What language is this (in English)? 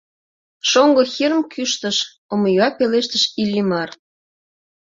Mari